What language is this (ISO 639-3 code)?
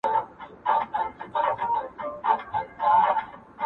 pus